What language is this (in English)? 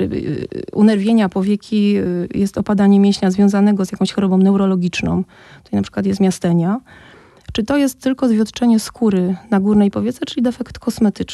Polish